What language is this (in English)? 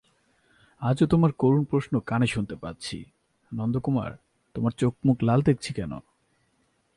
Bangla